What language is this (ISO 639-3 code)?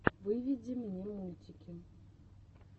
rus